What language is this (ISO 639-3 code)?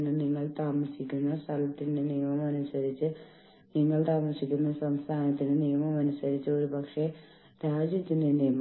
mal